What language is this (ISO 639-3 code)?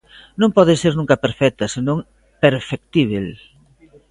glg